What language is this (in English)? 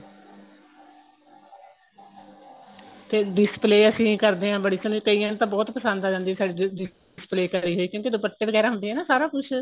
Punjabi